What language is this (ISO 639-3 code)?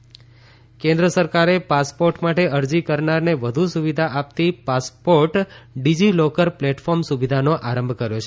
guj